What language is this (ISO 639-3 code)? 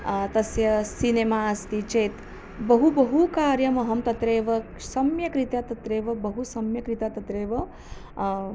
san